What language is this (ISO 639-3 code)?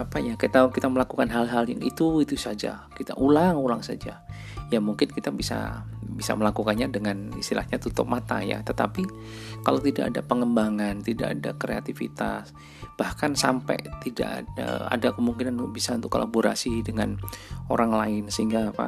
ind